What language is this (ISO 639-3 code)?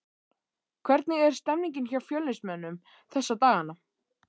isl